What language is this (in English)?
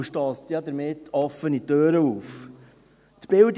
Swiss German